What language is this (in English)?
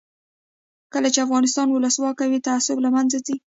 Pashto